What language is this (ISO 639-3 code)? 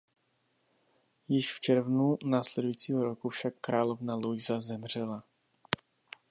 ces